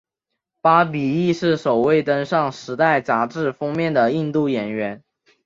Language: Chinese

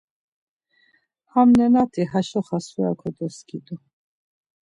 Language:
Laz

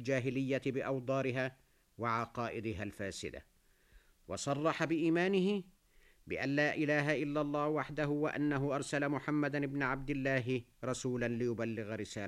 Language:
Arabic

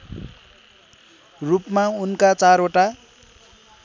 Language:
Nepali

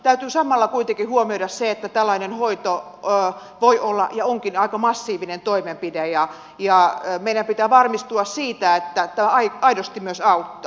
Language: Finnish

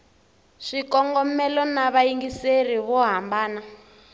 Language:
Tsonga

